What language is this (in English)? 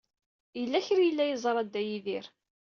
Kabyle